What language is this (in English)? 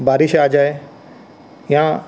Punjabi